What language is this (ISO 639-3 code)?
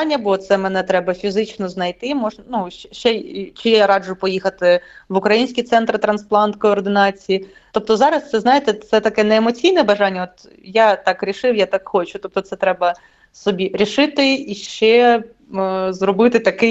ukr